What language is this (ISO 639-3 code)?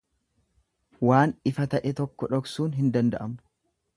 orm